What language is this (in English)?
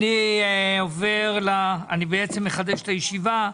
Hebrew